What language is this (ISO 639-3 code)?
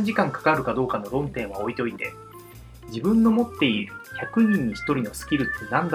jpn